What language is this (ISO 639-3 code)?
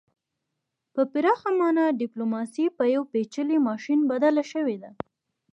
pus